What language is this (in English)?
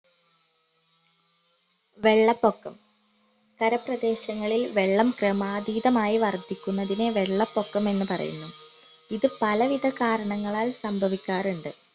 Malayalam